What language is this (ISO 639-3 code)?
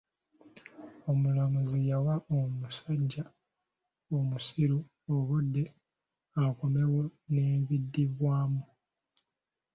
lug